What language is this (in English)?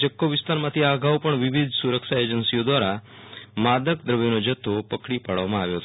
Gujarati